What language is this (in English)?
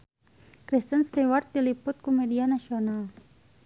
Sundanese